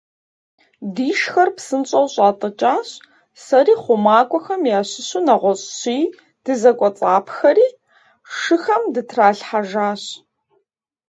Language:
Kabardian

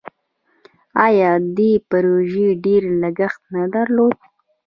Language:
Pashto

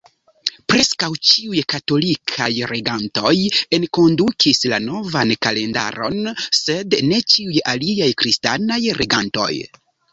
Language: Esperanto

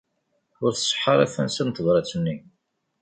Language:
Kabyle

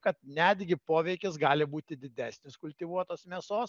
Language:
Lithuanian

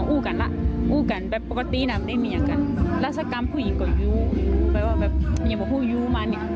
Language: Thai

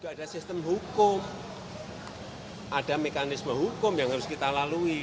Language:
Indonesian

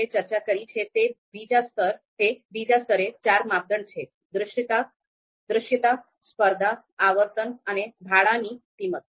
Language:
Gujarati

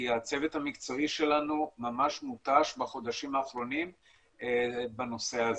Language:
Hebrew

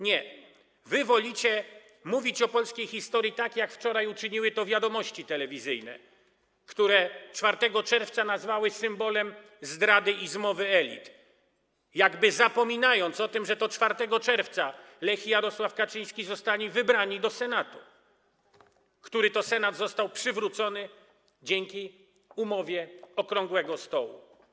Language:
Polish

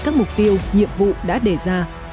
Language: Vietnamese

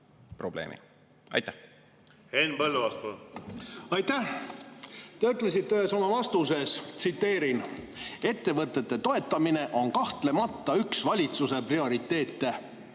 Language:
Estonian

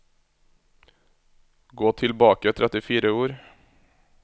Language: Norwegian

